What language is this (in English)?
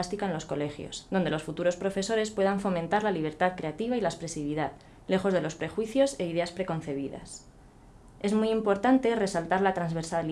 Spanish